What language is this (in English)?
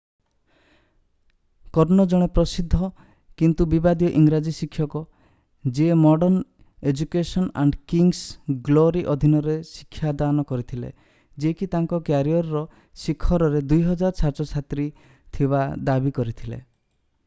Odia